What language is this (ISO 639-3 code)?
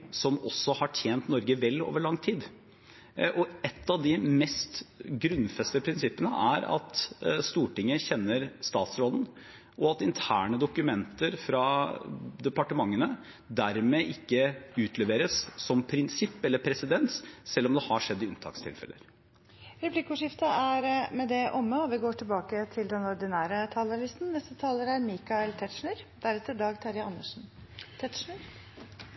nor